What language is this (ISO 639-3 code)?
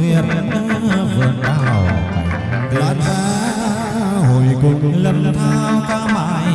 vie